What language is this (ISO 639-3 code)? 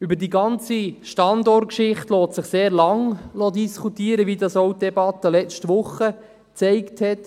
gsw